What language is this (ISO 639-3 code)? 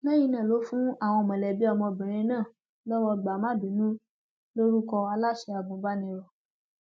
yor